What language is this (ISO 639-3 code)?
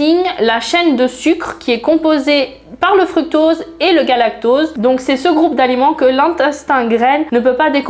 fra